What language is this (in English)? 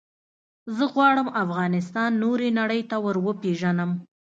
Pashto